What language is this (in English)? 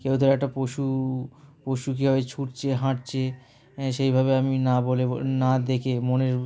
Bangla